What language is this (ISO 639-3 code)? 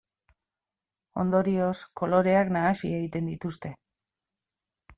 eus